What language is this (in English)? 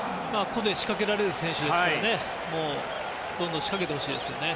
Japanese